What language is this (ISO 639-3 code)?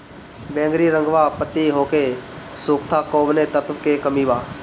bho